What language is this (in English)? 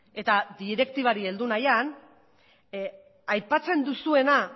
Basque